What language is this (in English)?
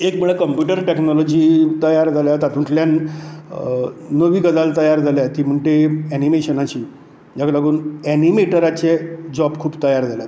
Konkani